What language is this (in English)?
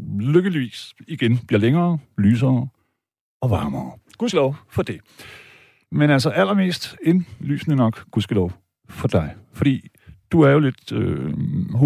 Danish